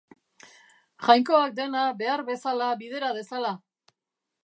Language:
Basque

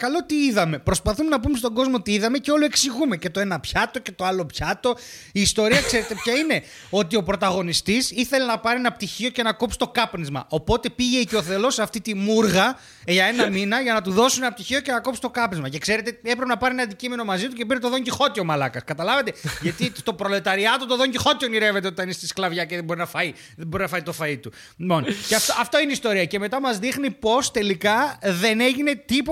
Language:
Greek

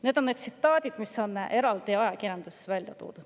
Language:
Estonian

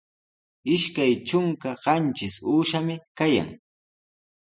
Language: Sihuas Ancash Quechua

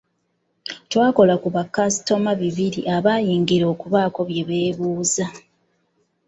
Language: Ganda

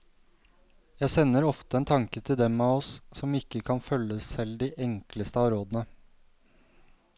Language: Norwegian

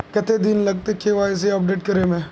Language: Magahi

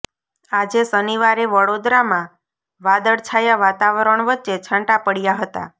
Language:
Gujarati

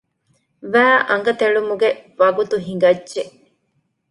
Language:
Divehi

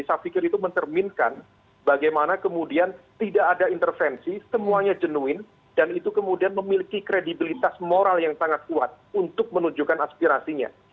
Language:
Indonesian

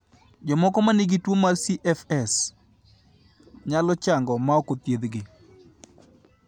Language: Luo (Kenya and Tanzania)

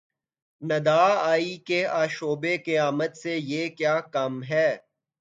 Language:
Urdu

